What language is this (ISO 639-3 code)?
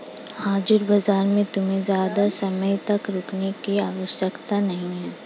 hin